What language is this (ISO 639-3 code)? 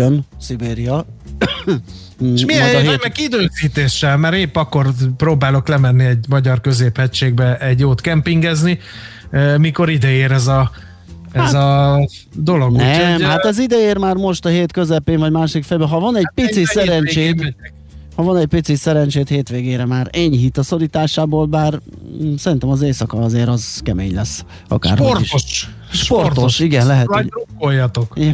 hun